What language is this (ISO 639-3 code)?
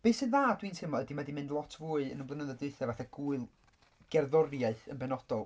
cym